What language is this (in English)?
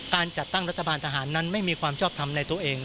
Thai